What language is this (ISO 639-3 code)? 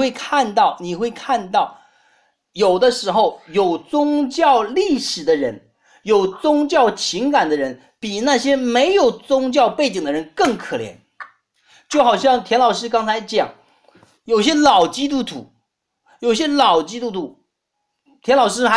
zho